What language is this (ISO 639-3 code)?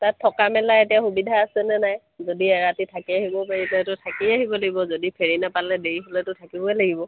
asm